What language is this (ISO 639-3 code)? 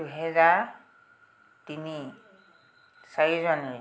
asm